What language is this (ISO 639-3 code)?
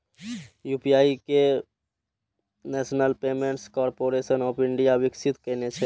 mai